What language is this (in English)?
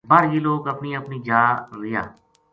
Gujari